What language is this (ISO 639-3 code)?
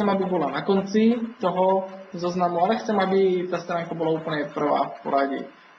slk